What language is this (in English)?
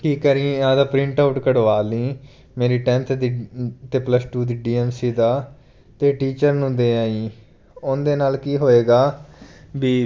Punjabi